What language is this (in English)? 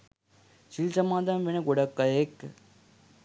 Sinhala